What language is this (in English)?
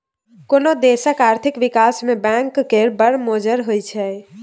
Maithili